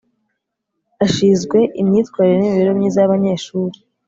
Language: Kinyarwanda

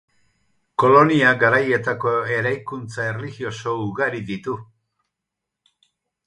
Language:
Basque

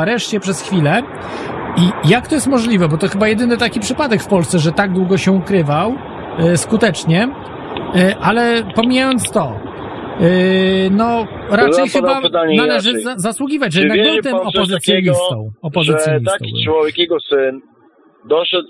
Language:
Polish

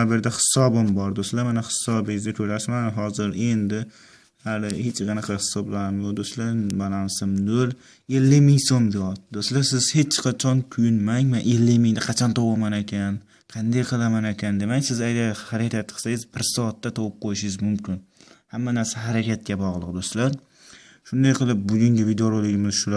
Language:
Turkish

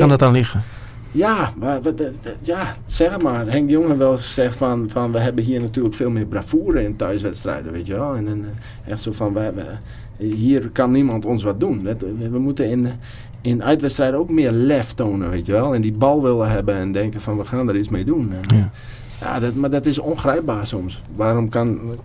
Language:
Dutch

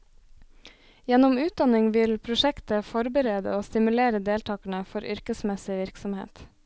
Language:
Norwegian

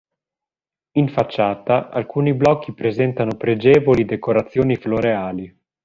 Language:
Italian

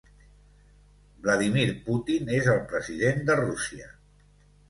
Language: Catalan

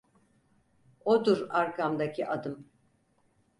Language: Turkish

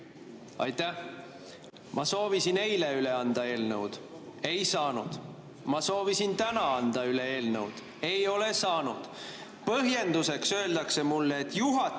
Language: Estonian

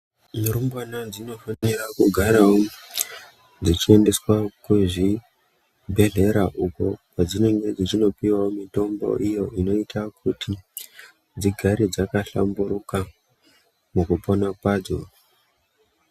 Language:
Ndau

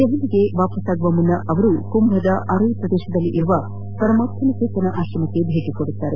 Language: Kannada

